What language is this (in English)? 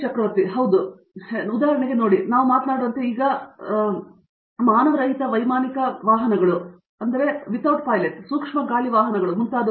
Kannada